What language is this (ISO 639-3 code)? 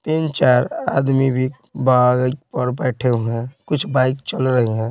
hin